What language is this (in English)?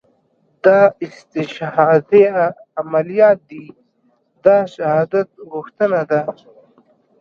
Pashto